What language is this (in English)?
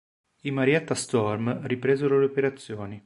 Italian